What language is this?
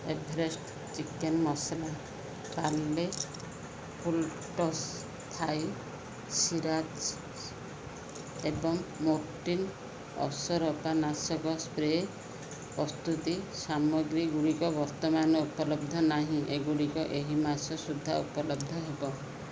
Odia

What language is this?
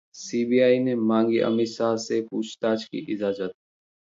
Hindi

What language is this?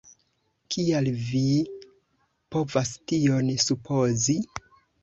Esperanto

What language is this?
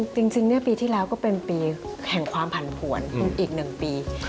Thai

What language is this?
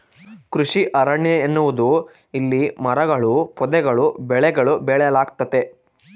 Kannada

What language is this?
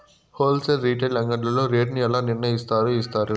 Telugu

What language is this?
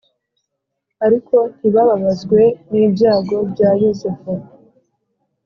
Kinyarwanda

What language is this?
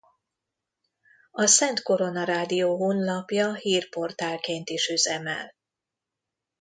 Hungarian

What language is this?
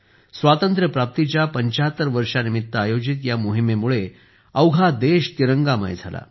Marathi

